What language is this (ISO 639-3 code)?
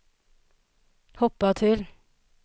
swe